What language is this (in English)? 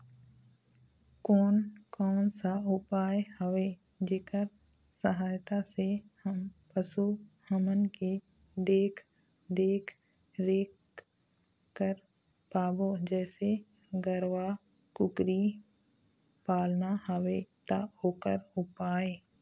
Chhattisgarhi